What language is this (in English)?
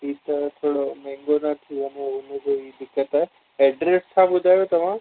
Sindhi